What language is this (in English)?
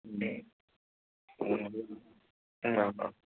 Assamese